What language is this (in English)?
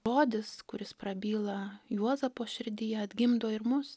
Lithuanian